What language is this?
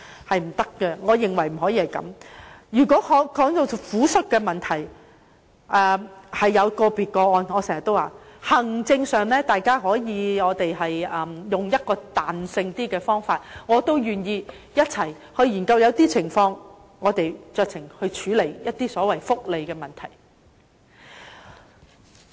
Cantonese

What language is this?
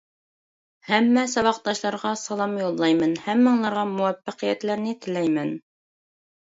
Uyghur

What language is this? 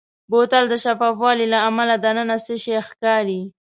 Pashto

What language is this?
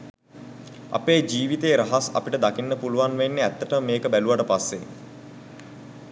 Sinhala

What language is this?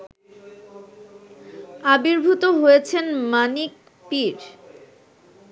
Bangla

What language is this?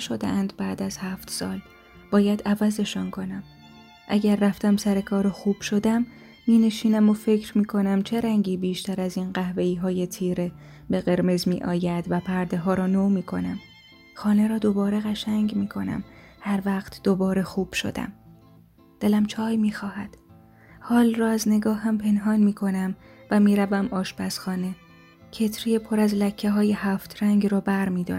Persian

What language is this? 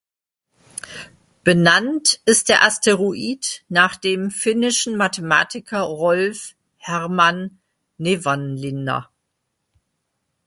German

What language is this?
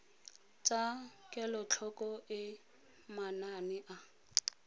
Tswana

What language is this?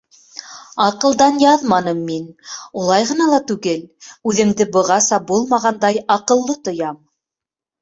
Bashkir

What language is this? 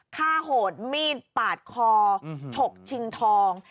Thai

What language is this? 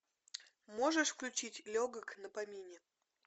Russian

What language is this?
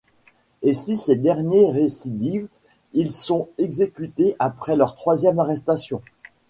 French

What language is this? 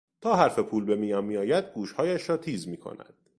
Persian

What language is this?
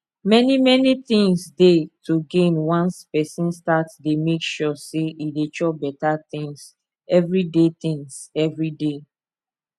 Nigerian Pidgin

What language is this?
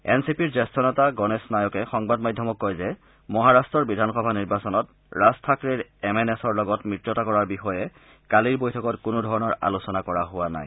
Assamese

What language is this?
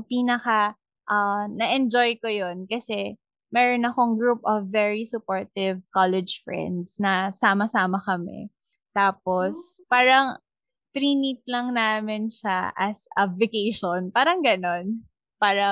Filipino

